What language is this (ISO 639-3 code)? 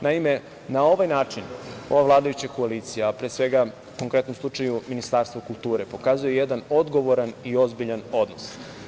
srp